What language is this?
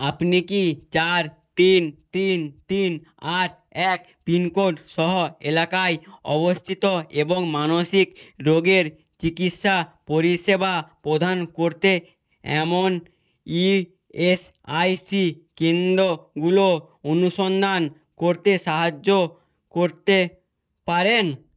Bangla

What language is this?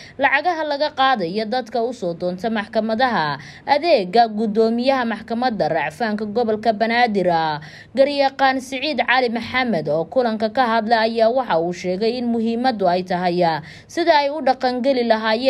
Arabic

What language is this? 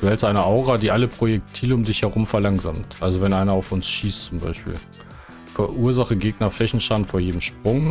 German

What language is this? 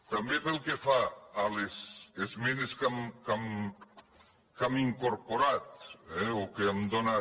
Catalan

